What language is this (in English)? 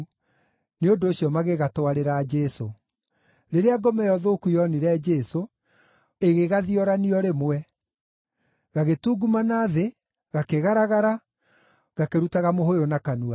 Kikuyu